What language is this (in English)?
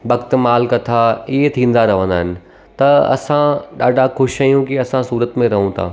Sindhi